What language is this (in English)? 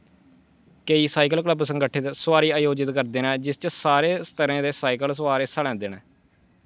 Dogri